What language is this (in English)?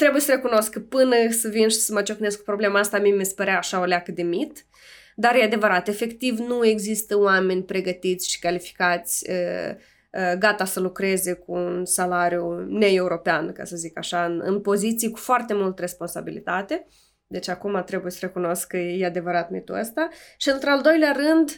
Romanian